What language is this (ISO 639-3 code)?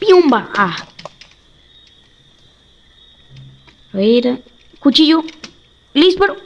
spa